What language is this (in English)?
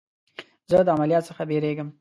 Pashto